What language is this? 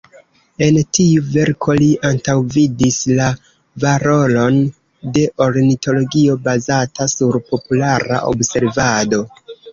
Esperanto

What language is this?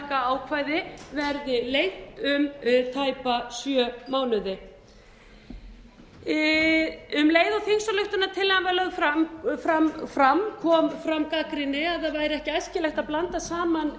Icelandic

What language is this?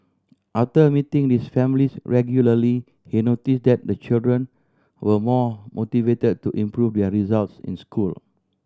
English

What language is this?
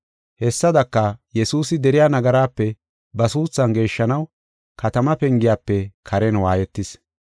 Gofa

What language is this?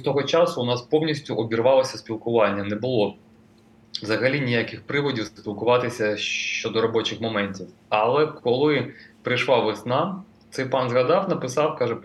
Ukrainian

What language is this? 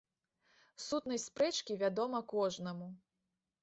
Belarusian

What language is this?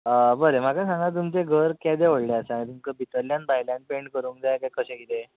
Konkani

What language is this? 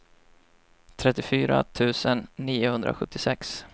Swedish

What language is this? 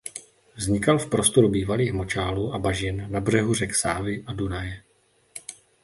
Czech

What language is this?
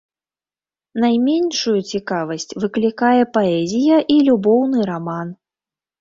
Belarusian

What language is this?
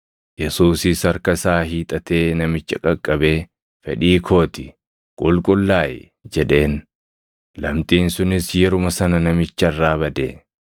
Oromo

